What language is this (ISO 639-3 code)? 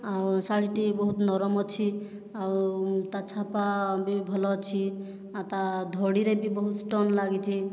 ori